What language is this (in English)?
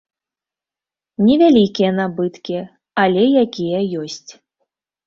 Belarusian